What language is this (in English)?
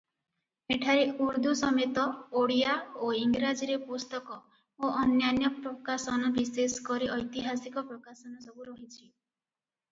Odia